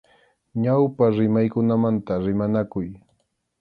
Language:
Arequipa-La Unión Quechua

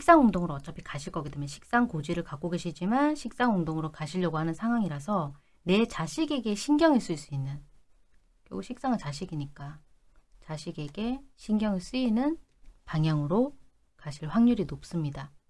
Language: Korean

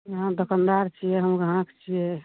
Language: Maithili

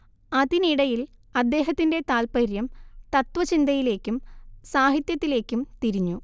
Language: Malayalam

